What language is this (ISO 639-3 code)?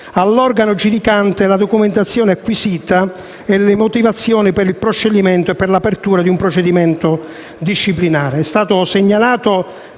ita